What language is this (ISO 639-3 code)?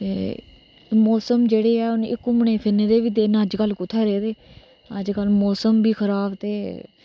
doi